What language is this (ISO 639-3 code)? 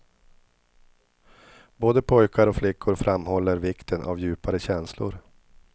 swe